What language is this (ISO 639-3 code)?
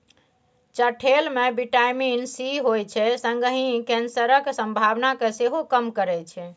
mai